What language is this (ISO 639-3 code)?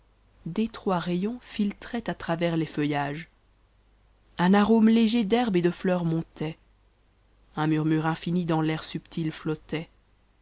fra